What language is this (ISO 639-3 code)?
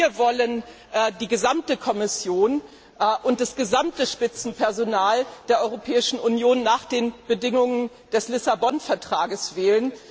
deu